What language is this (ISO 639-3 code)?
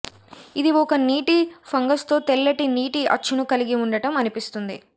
tel